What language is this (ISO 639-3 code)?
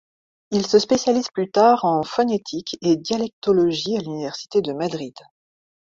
fra